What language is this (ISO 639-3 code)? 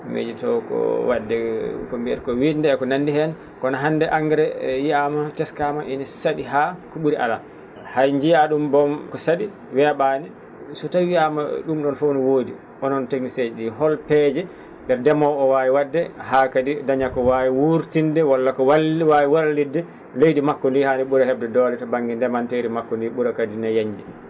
ful